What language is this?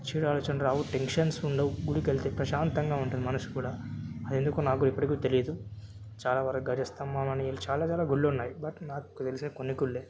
Telugu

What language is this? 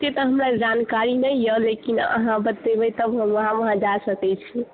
Maithili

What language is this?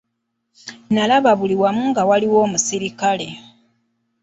Ganda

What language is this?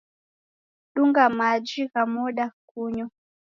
Taita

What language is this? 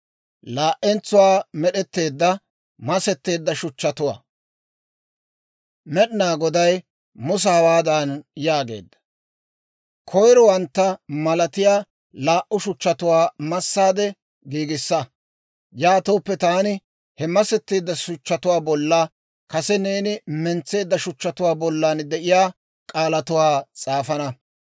Dawro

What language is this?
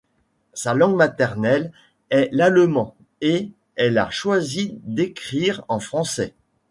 French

